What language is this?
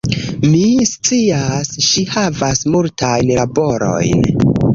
Esperanto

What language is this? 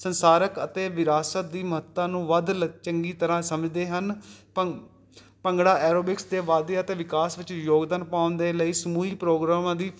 Punjabi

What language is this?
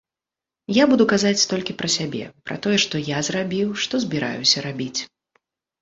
Belarusian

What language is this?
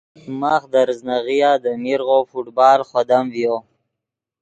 Yidgha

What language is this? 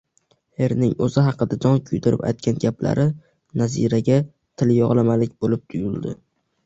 Uzbek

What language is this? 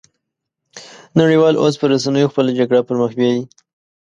Pashto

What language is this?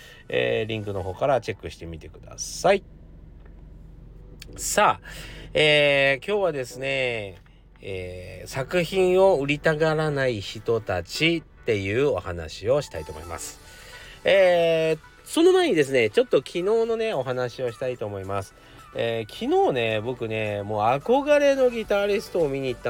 Japanese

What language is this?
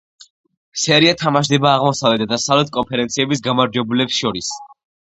Georgian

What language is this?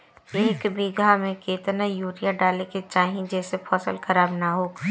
Bhojpuri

